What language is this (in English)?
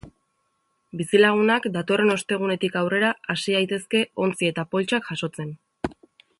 Basque